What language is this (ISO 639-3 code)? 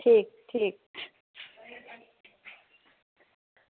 doi